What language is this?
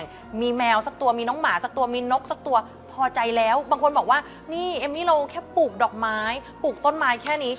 Thai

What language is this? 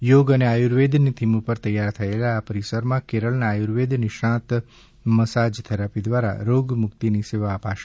Gujarati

